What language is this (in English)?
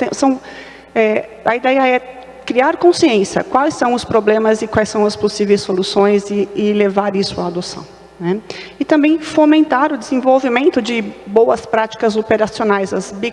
Portuguese